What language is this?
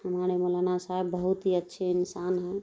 Urdu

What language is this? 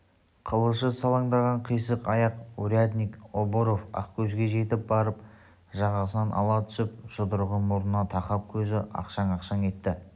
Kazakh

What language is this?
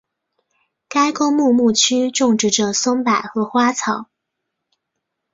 Chinese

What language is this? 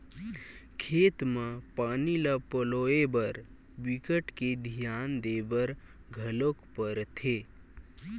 Chhattisgarhi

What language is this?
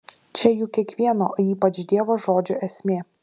Lithuanian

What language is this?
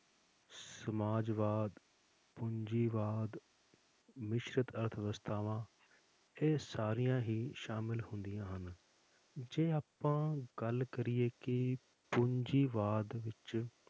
Punjabi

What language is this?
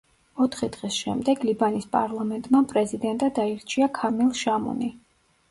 Georgian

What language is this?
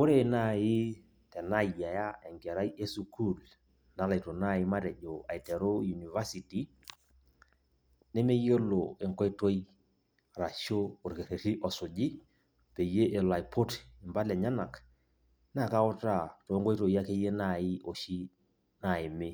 Masai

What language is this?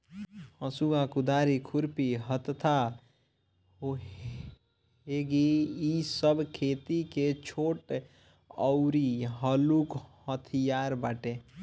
Bhojpuri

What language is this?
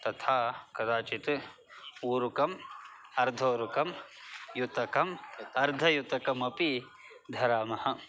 Sanskrit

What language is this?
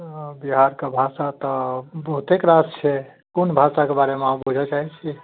Maithili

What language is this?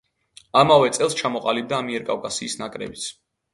Georgian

